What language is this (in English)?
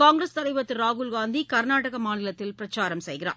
Tamil